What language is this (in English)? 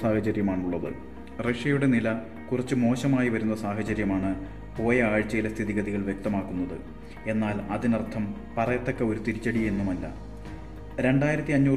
Malayalam